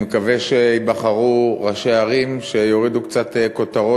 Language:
Hebrew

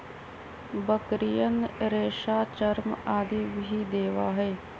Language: Magahi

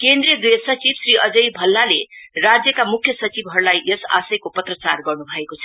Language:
Nepali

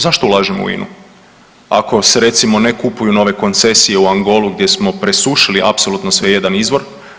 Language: Croatian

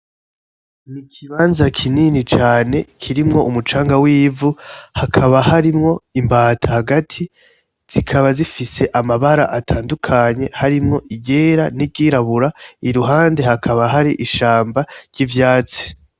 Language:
Rundi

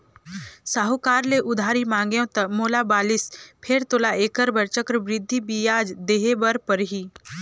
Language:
Chhattisgarhi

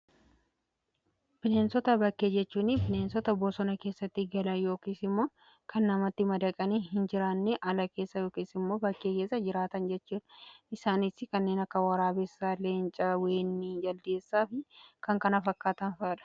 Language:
Oromo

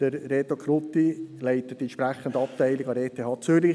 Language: Swiss German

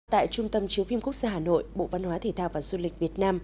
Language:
Vietnamese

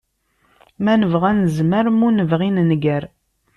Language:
Kabyle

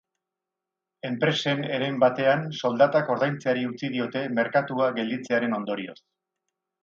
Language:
Basque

